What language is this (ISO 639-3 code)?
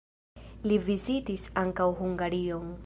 epo